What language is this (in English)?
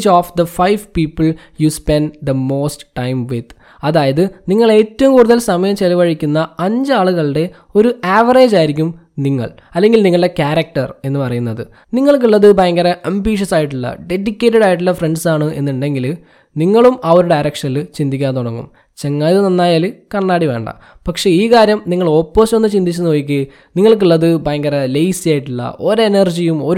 Malayalam